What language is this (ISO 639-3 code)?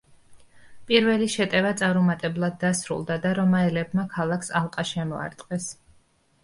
kat